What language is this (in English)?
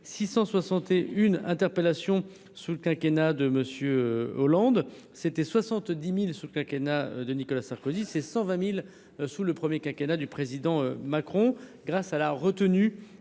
French